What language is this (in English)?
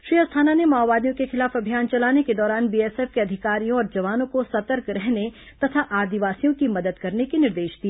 Hindi